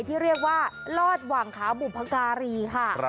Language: Thai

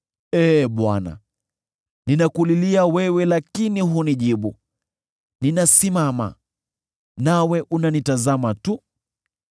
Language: Swahili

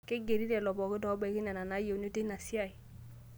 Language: Masai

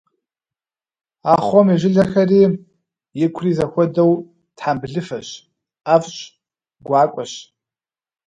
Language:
Kabardian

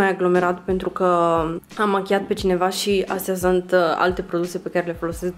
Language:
Romanian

